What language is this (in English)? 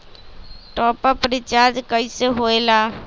Magahi